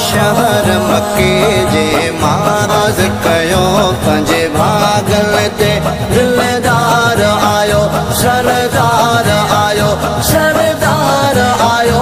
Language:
Arabic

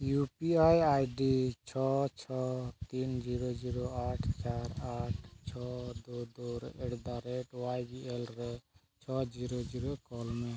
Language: Santali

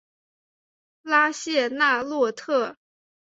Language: Chinese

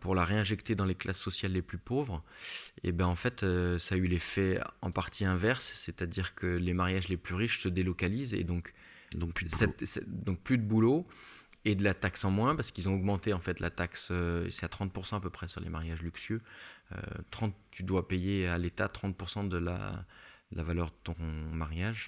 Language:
French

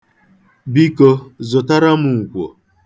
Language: Igbo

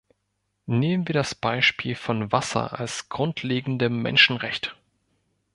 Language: German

